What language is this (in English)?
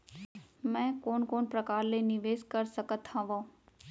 Chhattisgarhi